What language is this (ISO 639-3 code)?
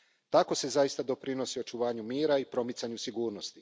hrv